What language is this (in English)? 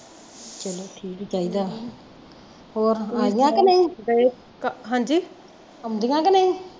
Punjabi